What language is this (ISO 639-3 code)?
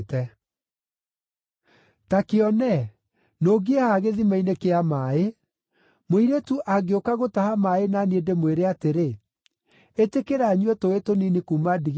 kik